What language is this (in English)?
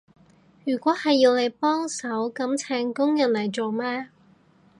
Cantonese